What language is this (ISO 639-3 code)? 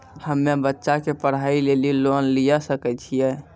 mai